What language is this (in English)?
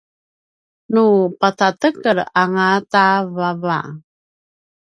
Paiwan